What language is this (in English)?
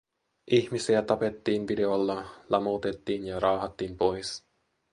Finnish